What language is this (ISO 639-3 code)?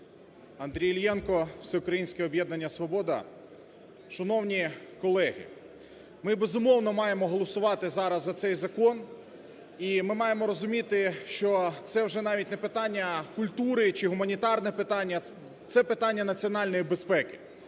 ukr